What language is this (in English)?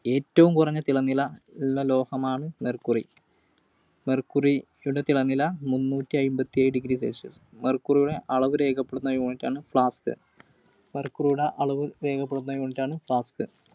Malayalam